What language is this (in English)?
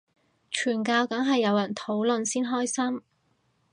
Cantonese